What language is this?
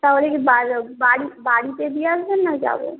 Bangla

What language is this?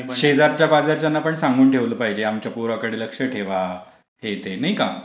Marathi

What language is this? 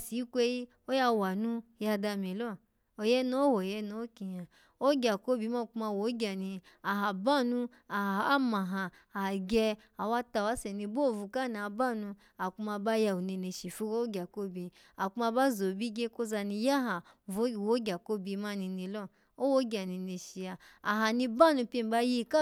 Alago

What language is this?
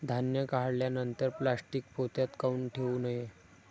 Marathi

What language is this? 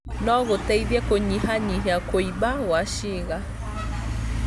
Kikuyu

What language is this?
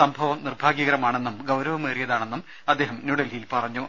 Malayalam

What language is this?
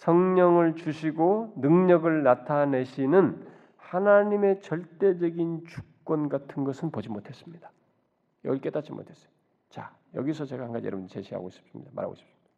Korean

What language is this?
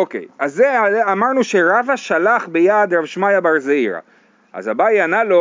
Hebrew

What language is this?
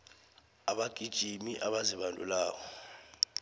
South Ndebele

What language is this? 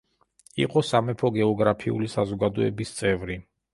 Georgian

